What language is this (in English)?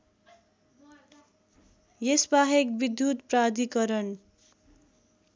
Nepali